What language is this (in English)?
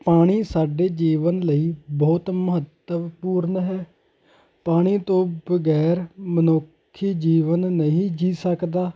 Punjabi